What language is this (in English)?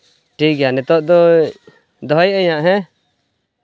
Santali